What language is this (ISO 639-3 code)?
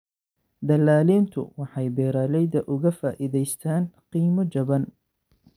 som